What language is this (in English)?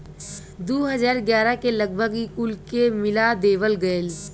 Bhojpuri